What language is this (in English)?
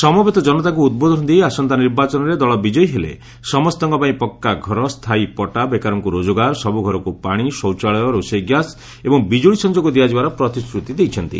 Odia